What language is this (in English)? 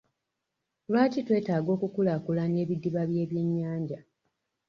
Ganda